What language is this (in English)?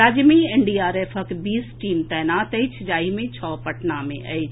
Maithili